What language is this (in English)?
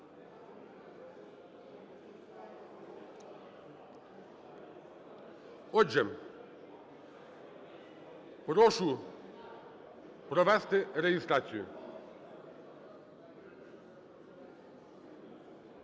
Ukrainian